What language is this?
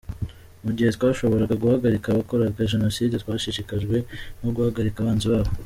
Kinyarwanda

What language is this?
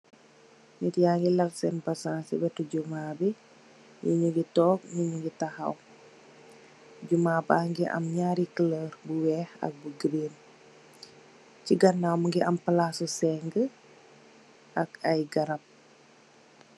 Wolof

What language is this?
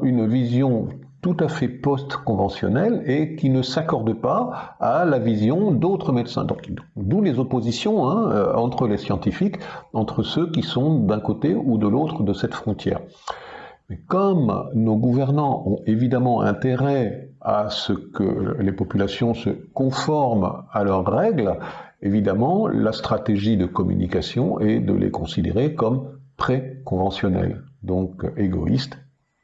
French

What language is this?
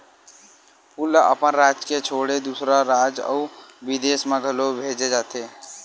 Chhattisgarhi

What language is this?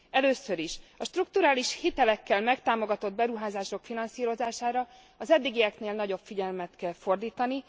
Hungarian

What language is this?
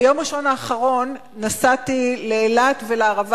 Hebrew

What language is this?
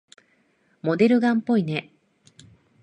Japanese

